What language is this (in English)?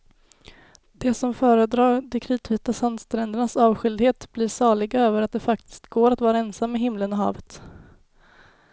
Swedish